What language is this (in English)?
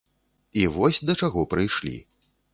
Belarusian